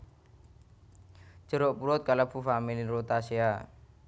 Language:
Javanese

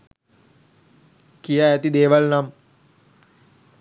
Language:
Sinhala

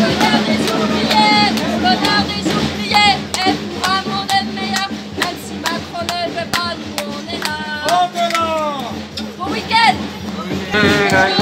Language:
French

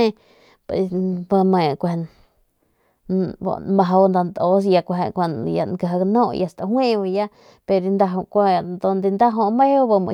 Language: Northern Pame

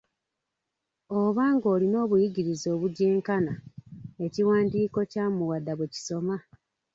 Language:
Ganda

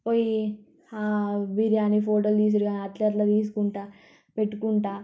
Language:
Telugu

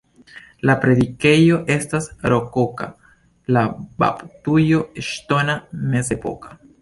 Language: Esperanto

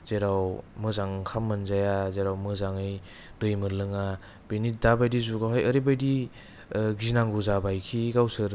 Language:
Bodo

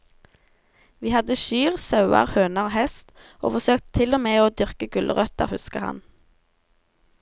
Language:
Norwegian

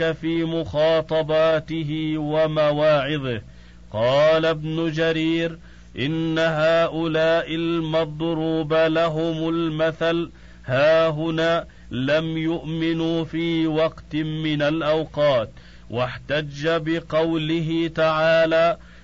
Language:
Arabic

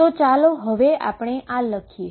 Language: Gujarati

